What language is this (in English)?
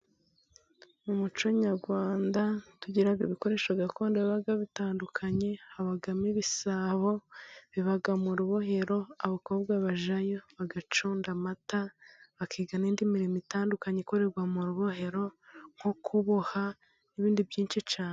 Kinyarwanda